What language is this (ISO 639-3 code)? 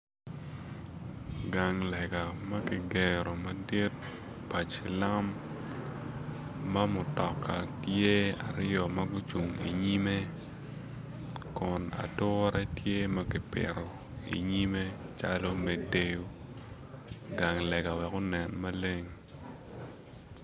ach